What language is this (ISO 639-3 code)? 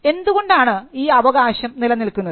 mal